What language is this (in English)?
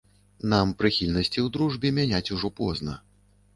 Belarusian